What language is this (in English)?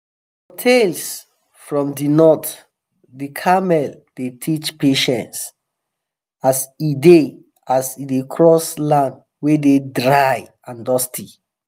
Nigerian Pidgin